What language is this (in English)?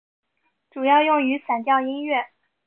Chinese